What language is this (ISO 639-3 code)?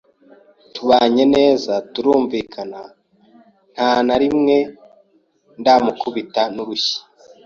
kin